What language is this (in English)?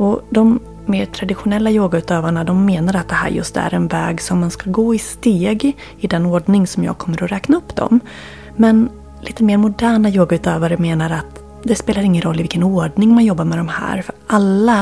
Swedish